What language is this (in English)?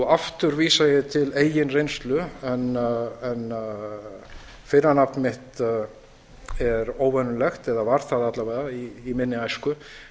Icelandic